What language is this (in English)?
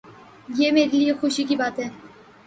Urdu